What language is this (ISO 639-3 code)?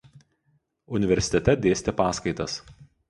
lit